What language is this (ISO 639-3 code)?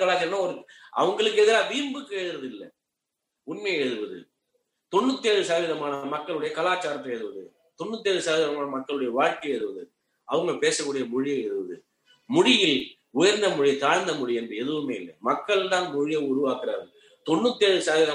tam